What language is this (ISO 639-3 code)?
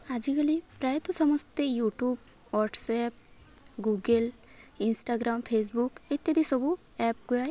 ori